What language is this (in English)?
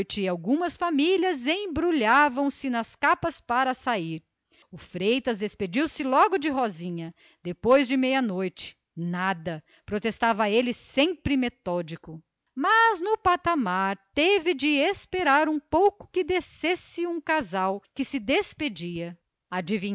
Portuguese